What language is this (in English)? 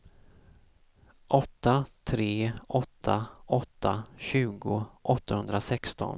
Swedish